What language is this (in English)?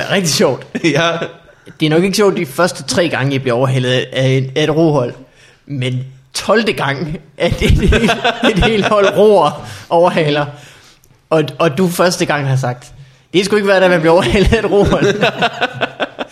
Danish